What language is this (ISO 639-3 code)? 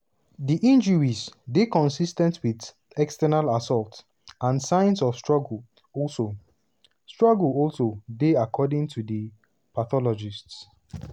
pcm